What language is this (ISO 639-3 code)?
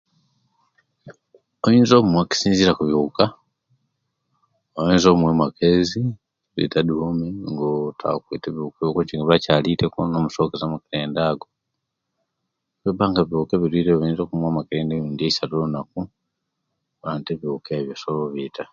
lke